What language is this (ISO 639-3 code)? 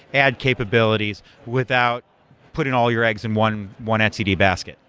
eng